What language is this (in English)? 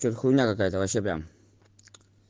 Russian